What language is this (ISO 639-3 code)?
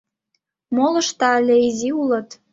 chm